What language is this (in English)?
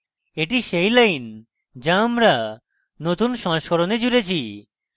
Bangla